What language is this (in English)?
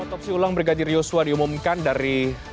Indonesian